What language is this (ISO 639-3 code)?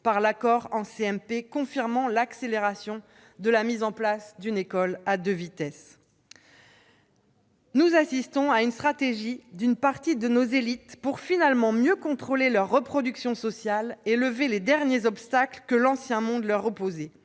fra